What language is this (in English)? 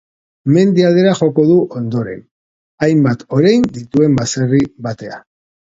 Basque